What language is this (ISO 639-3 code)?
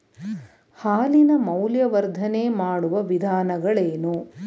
kan